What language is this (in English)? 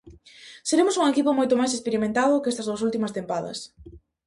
Galician